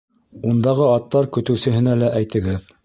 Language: Bashkir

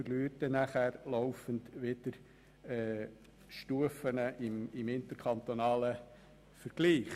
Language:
Swiss German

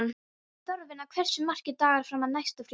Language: Icelandic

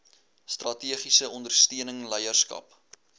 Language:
Afrikaans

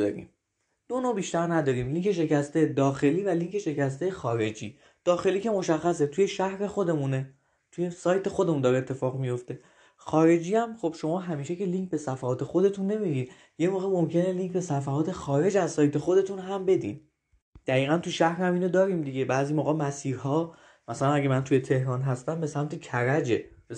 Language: Persian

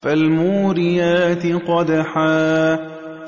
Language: Arabic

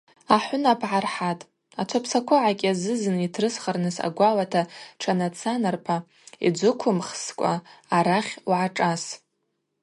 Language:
Abaza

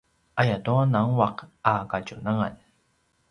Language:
Paiwan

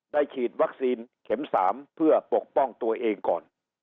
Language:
Thai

